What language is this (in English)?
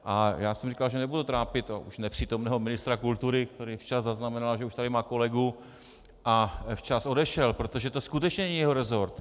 Czech